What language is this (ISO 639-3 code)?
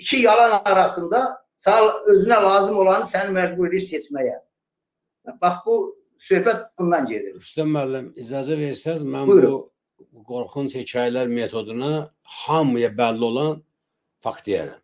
tur